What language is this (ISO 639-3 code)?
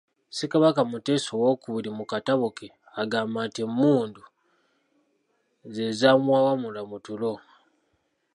lug